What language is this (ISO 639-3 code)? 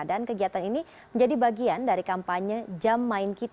ind